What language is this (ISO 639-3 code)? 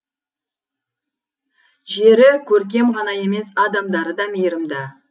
kaz